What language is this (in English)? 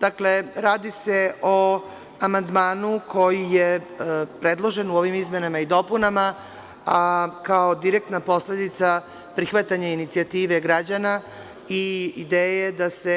Serbian